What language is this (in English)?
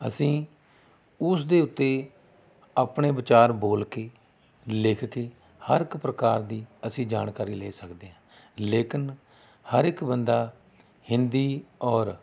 Punjabi